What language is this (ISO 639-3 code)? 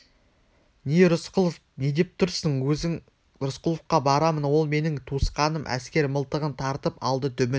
kaz